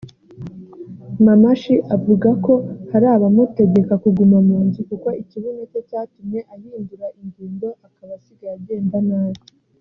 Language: Kinyarwanda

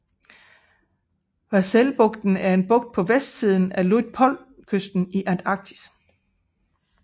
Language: Danish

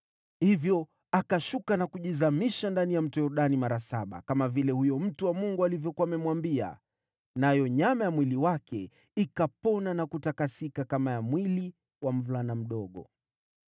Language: Swahili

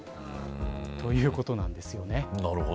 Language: Japanese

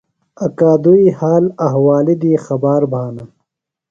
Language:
Phalura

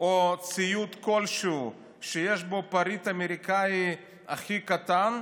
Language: Hebrew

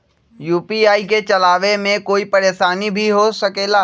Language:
Magahi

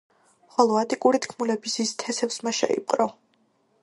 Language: Georgian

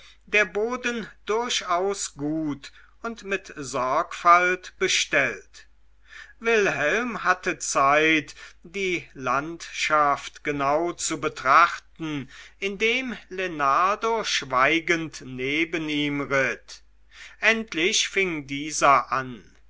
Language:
German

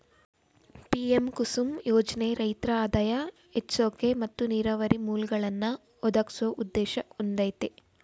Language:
Kannada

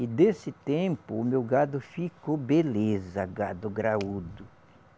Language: Portuguese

